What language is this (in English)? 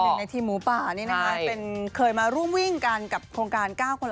Thai